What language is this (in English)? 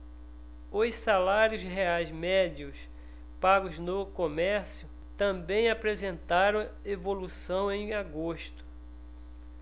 Portuguese